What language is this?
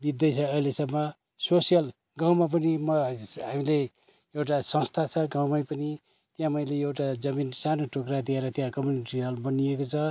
Nepali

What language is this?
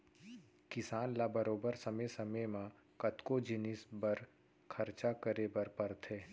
Chhattisgarhi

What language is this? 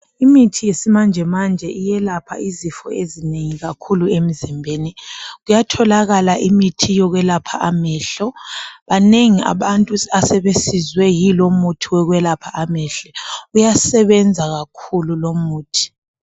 North Ndebele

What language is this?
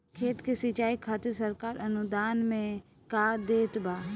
Bhojpuri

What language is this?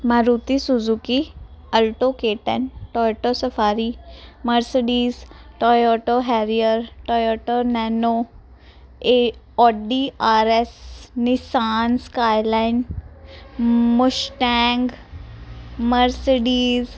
Punjabi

